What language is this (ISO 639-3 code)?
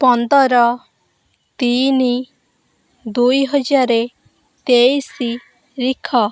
ori